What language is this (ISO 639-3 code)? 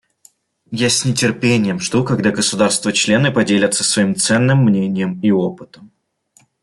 rus